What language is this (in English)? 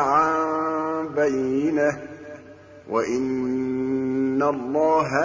Arabic